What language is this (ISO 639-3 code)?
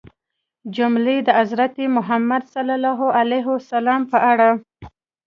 pus